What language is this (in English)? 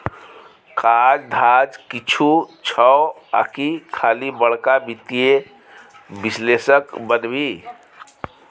Maithili